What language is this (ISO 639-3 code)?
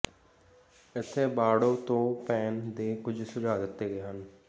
pan